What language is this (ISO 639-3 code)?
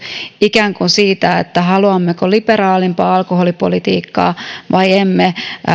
fin